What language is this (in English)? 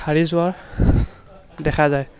Assamese